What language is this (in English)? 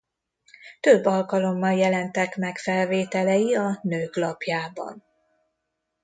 Hungarian